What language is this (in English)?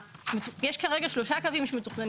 Hebrew